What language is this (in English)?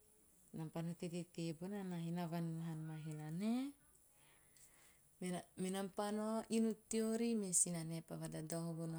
Teop